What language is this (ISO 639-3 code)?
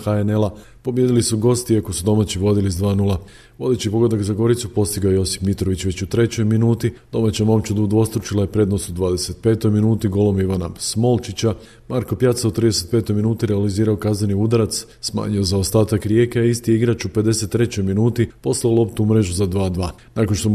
hrv